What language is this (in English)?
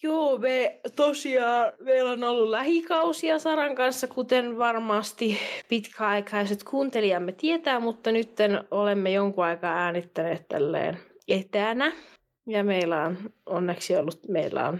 Finnish